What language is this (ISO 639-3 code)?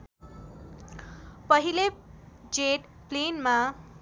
nep